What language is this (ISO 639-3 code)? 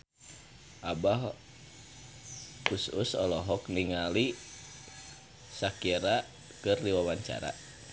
sun